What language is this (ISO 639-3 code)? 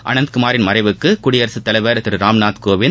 tam